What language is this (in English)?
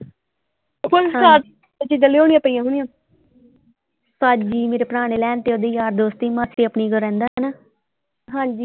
Punjabi